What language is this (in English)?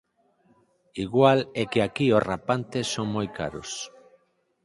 Galician